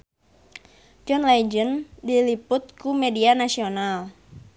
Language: Sundanese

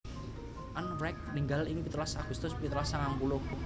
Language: Javanese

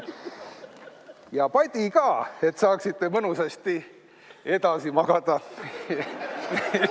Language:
Estonian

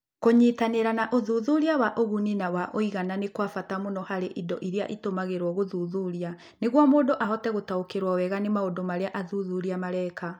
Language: Kikuyu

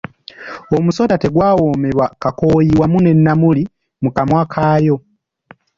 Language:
Ganda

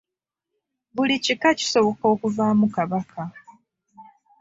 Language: Ganda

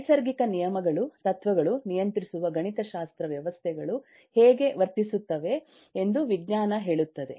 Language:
Kannada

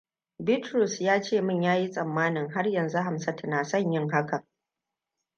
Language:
Hausa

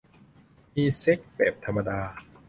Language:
Thai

